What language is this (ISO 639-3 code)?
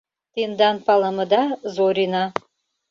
chm